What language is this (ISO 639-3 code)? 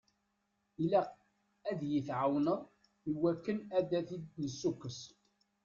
kab